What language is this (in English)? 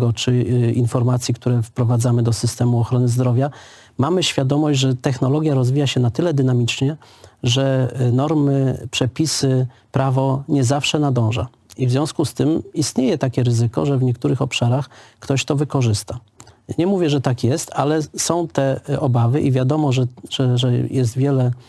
Polish